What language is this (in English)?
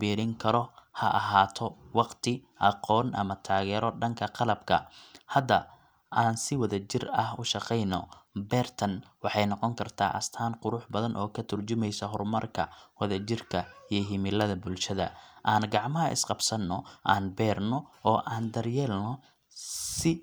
Somali